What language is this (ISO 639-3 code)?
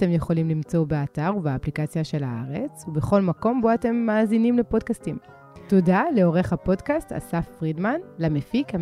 heb